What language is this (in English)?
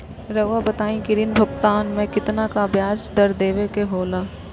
Magahi